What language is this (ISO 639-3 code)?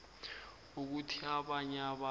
nbl